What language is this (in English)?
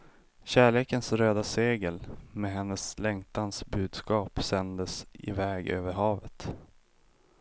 Swedish